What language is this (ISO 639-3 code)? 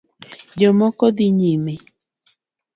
luo